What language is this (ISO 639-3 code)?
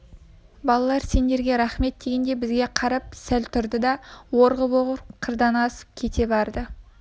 kaz